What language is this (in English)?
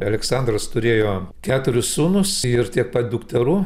Lithuanian